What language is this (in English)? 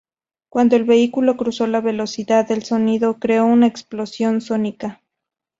Spanish